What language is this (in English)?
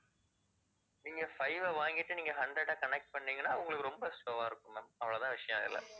Tamil